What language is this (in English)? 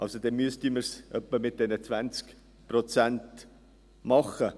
Swiss German